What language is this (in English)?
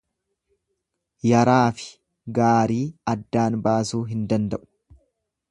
Oromo